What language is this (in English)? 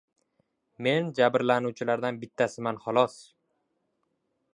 Uzbek